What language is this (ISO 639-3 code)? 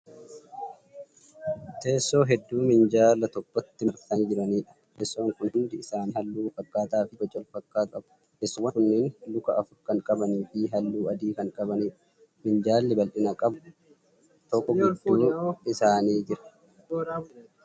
orm